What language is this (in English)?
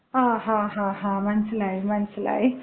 Malayalam